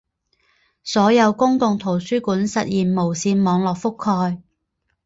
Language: Chinese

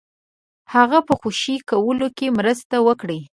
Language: Pashto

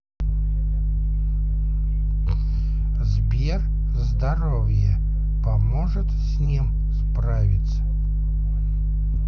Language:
Russian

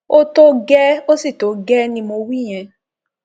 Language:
Yoruba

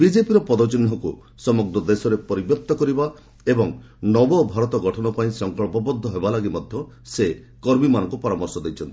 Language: Odia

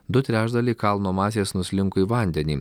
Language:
Lithuanian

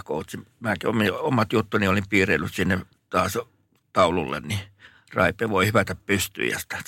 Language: Finnish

